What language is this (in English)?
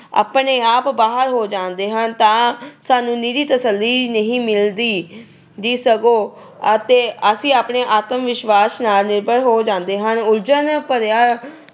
Punjabi